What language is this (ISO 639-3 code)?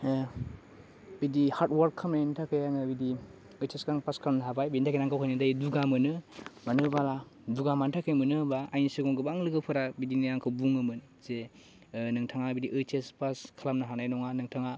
brx